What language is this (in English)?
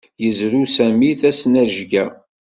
Kabyle